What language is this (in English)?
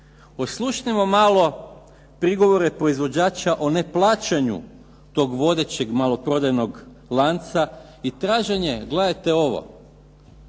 Croatian